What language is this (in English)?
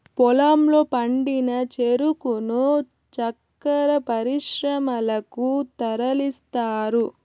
Telugu